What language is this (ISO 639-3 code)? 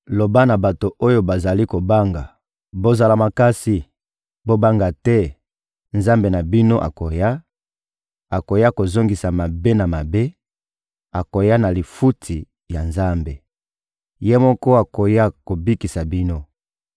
lin